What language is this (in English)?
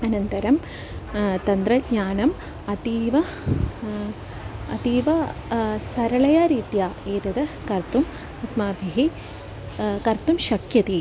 Sanskrit